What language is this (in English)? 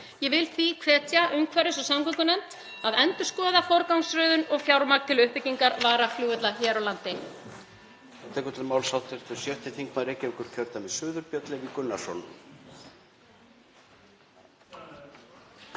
Icelandic